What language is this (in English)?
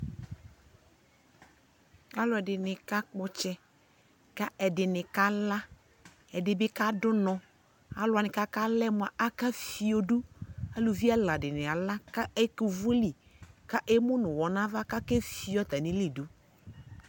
Ikposo